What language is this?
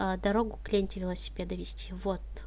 Russian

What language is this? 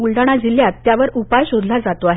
Marathi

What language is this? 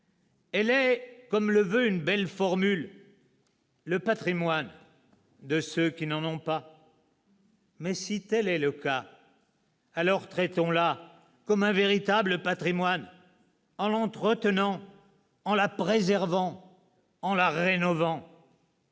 French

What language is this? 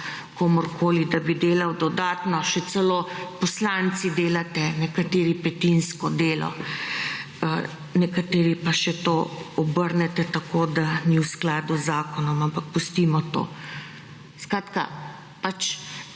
Slovenian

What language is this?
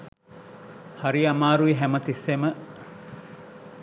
Sinhala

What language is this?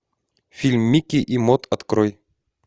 Russian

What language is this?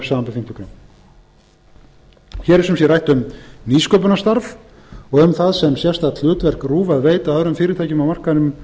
Icelandic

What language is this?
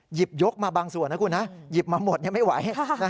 Thai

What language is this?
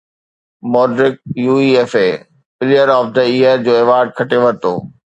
Sindhi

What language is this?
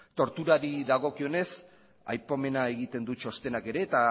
Basque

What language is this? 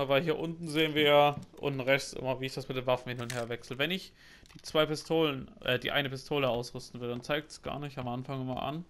German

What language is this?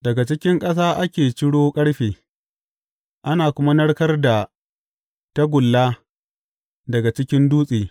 Hausa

